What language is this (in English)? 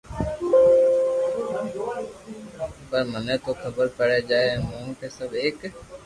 Loarki